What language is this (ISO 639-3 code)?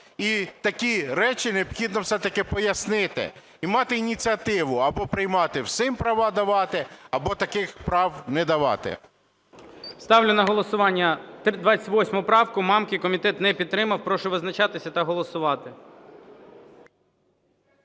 ukr